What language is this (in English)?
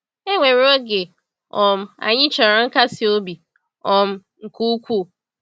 Igbo